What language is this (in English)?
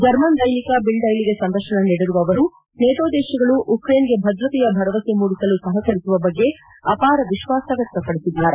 Kannada